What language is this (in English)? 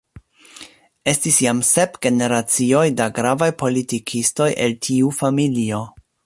Esperanto